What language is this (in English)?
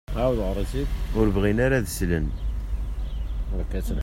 Kabyle